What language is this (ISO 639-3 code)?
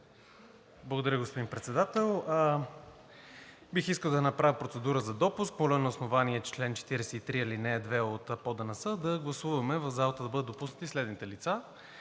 bul